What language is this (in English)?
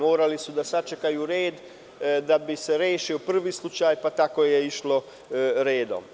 Serbian